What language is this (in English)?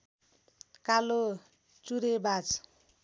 Nepali